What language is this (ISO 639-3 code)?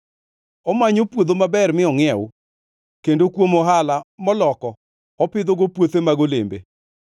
luo